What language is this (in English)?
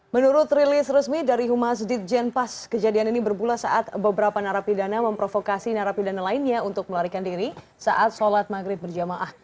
Indonesian